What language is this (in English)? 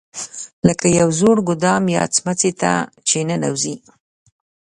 Pashto